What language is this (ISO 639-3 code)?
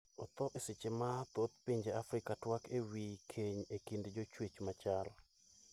luo